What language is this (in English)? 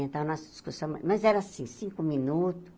Portuguese